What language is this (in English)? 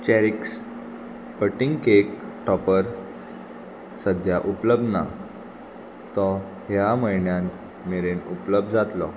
Konkani